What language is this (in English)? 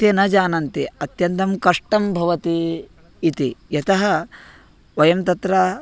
Sanskrit